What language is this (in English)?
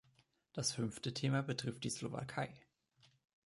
German